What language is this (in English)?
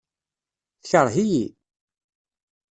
Kabyle